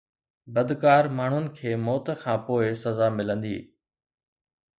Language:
Sindhi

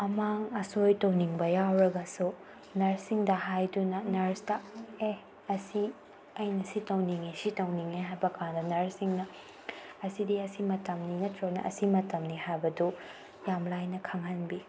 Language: Manipuri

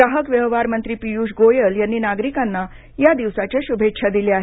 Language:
Marathi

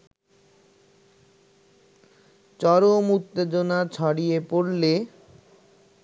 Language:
Bangla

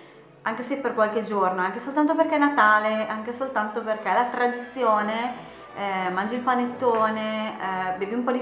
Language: Italian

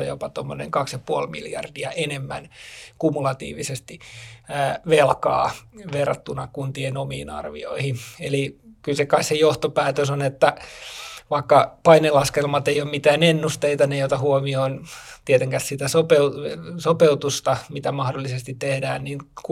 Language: Finnish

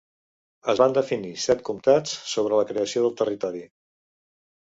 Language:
Catalan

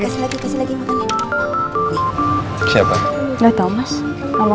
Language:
Indonesian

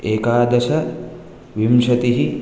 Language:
Sanskrit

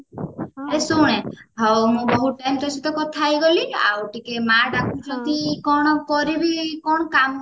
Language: Odia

